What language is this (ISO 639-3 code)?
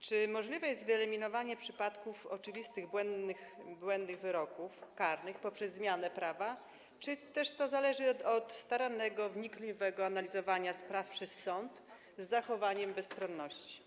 pol